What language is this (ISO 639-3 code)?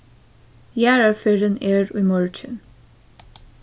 fao